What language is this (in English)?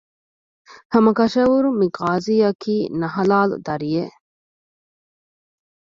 Divehi